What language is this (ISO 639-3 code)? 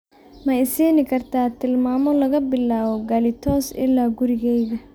som